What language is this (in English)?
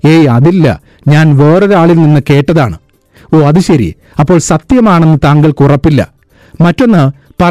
Malayalam